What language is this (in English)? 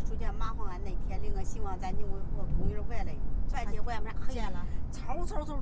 Chinese